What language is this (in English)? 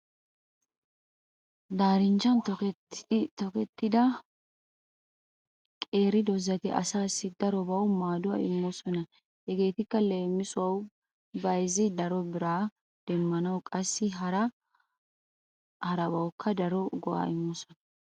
Wolaytta